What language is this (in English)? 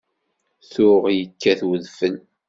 Kabyle